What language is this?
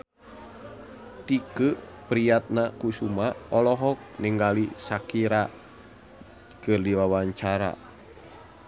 Sundanese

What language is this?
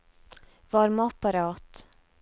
Norwegian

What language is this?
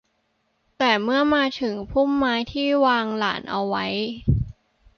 Thai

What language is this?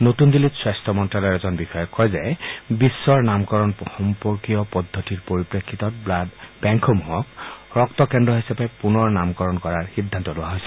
Assamese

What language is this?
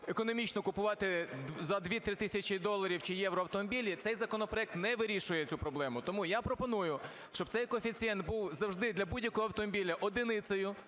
Ukrainian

